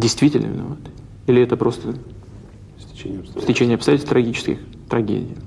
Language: Russian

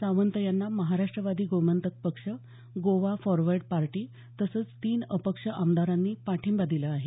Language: Marathi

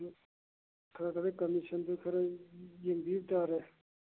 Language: Manipuri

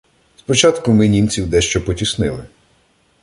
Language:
Ukrainian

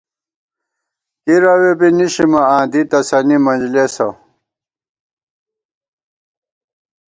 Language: Gawar-Bati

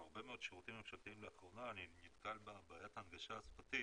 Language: Hebrew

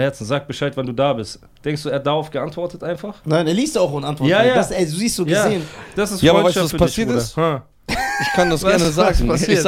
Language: German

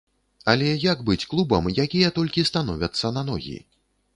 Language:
Belarusian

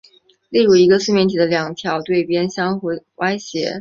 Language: Chinese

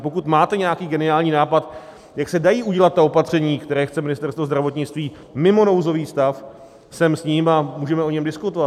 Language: Czech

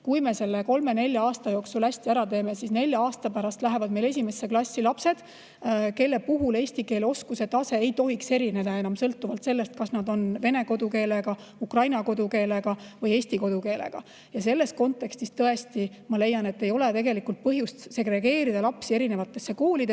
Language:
Estonian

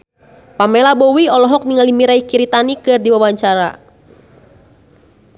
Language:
Sundanese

